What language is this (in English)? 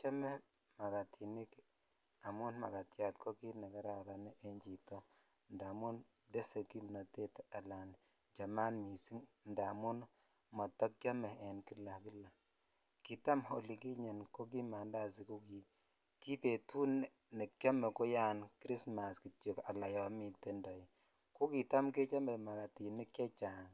Kalenjin